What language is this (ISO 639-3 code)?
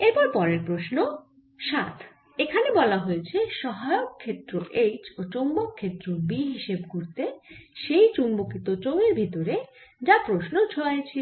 ben